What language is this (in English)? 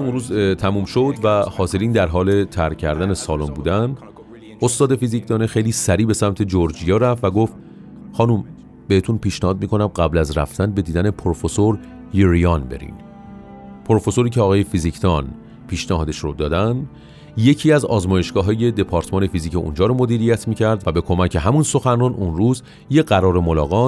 Persian